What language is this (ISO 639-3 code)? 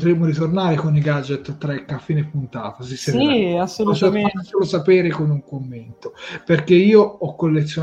ita